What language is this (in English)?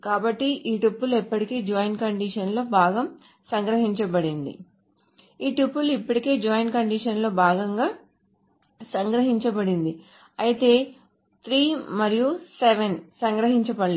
Telugu